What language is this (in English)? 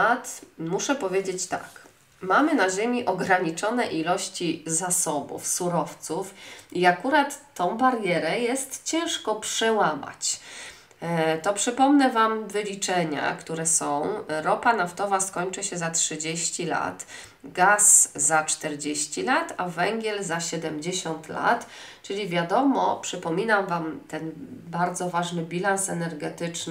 Polish